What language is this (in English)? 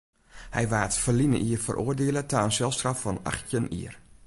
Western Frisian